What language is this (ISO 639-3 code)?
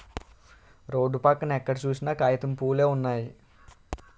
tel